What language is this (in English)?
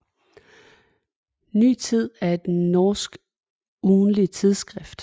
Danish